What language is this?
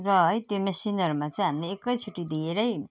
Nepali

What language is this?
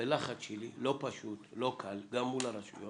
Hebrew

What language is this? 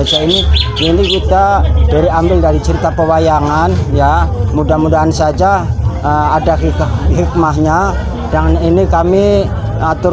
Indonesian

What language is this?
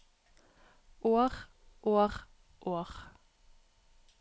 Norwegian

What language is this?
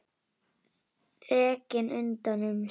Icelandic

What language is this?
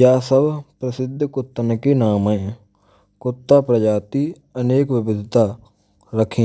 Braj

